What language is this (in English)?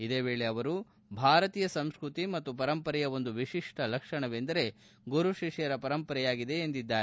Kannada